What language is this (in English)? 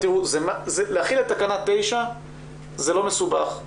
Hebrew